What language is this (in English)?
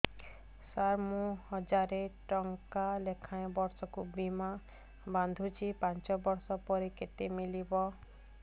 Odia